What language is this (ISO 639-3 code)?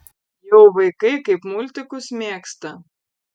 lit